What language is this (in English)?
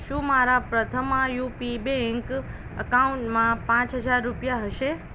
Gujarati